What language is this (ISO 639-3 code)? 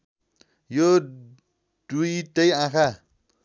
nep